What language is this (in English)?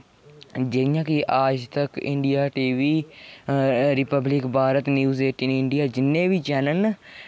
Dogri